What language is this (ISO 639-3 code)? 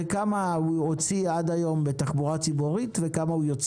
heb